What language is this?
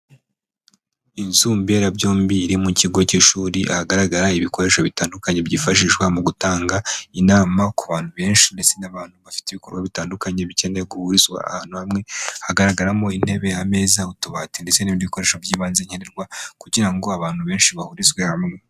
Kinyarwanda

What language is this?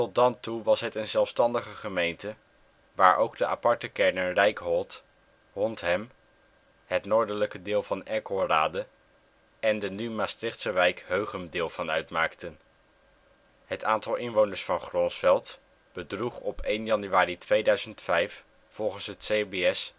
Dutch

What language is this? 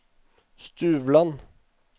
Norwegian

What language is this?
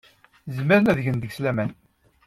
Kabyle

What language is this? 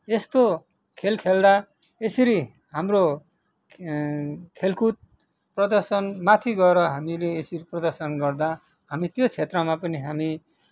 Nepali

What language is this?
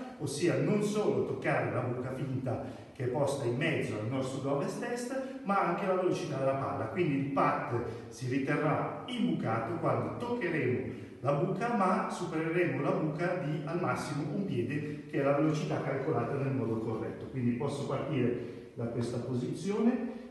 Italian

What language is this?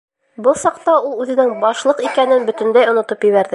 Bashkir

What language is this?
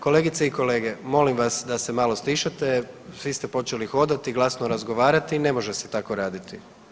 Croatian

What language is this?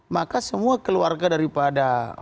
Indonesian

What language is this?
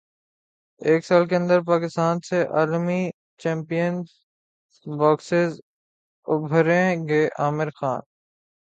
Urdu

